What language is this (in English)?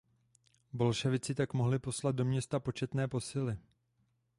Czech